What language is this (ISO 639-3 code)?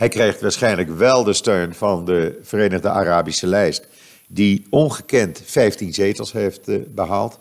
nld